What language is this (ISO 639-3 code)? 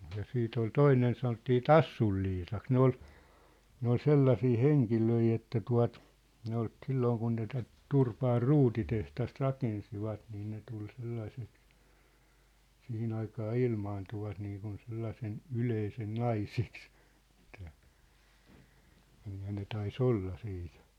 fin